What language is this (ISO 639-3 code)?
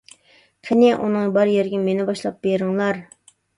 uig